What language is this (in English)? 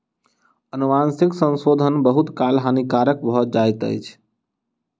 Maithili